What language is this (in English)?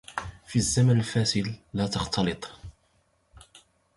Arabic